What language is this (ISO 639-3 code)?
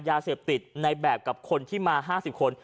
tha